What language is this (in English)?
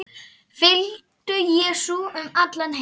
Icelandic